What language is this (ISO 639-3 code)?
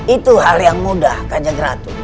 ind